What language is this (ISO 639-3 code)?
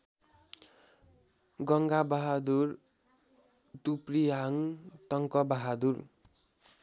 nep